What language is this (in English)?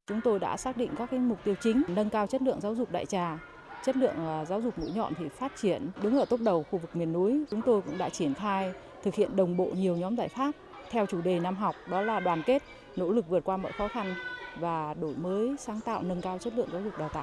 Vietnamese